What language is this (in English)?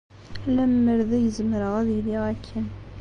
Kabyle